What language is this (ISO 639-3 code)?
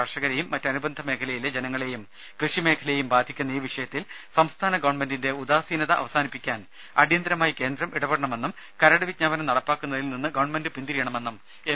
mal